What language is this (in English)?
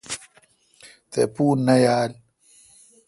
Kalkoti